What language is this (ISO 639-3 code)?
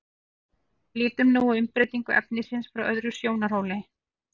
isl